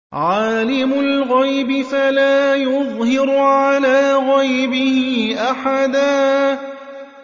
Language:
Arabic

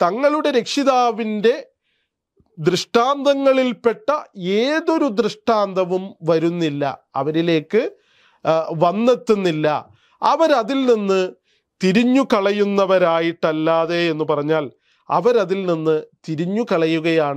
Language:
Arabic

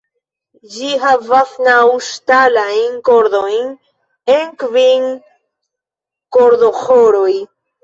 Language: Esperanto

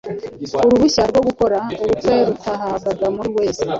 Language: Kinyarwanda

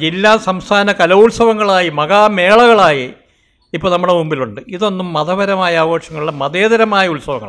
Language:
Vietnamese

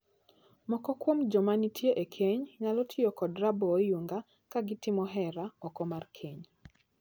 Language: Luo (Kenya and Tanzania)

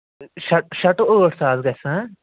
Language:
Kashmiri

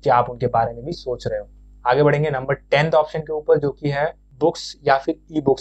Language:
Hindi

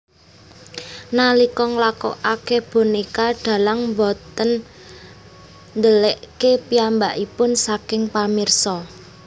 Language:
Javanese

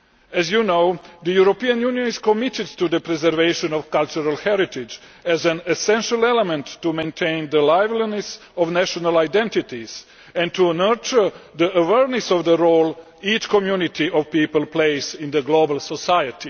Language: English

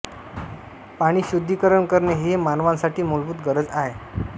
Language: Marathi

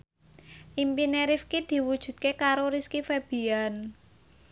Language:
Javanese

